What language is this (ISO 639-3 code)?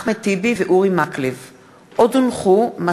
heb